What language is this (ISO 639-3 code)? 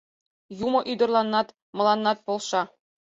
chm